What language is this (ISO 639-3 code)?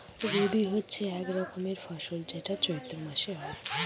ben